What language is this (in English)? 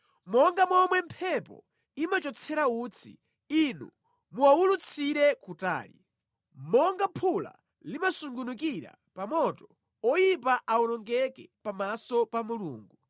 Nyanja